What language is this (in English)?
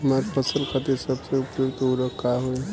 Bhojpuri